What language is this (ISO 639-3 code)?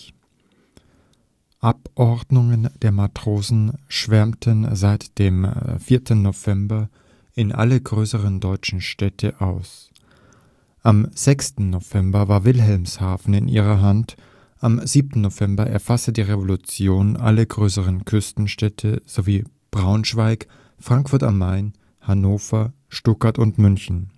deu